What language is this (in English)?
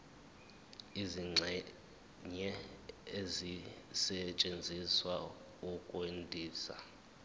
Zulu